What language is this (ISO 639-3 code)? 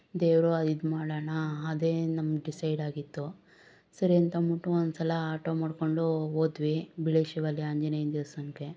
kan